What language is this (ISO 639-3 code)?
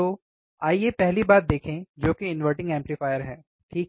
hin